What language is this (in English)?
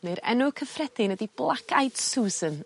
Welsh